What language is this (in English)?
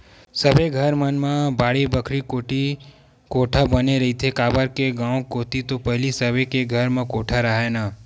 Chhattisgarhi